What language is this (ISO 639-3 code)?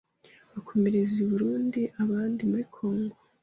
kin